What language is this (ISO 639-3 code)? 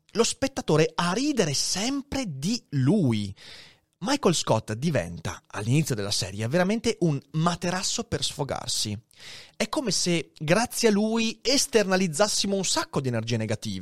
ita